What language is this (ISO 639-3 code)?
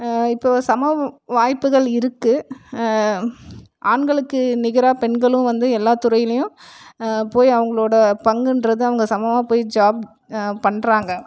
tam